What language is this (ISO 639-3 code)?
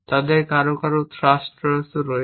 ben